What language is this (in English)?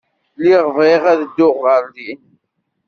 Kabyle